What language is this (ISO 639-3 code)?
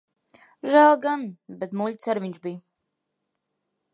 lav